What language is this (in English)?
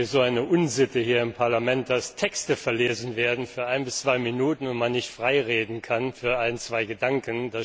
German